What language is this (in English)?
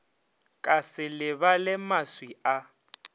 Northern Sotho